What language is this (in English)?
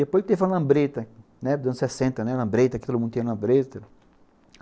Portuguese